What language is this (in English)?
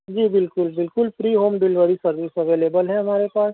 Urdu